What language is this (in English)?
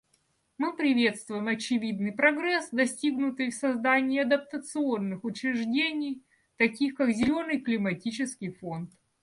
Russian